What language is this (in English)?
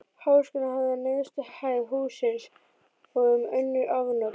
Icelandic